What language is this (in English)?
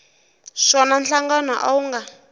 Tsonga